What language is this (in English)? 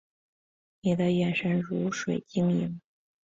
Chinese